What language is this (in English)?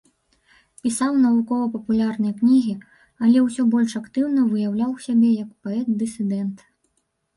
Belarusian